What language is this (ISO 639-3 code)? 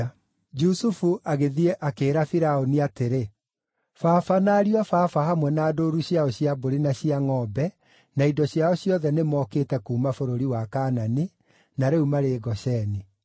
kik